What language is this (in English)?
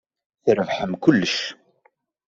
Kabyle